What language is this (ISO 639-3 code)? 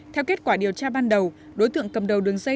vie